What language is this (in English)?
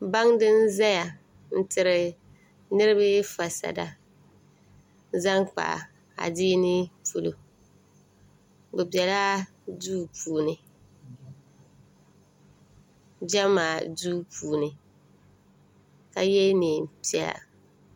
Dagbani